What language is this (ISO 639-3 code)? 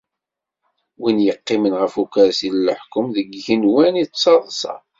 kab